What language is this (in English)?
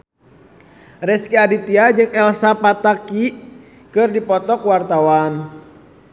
Sundanese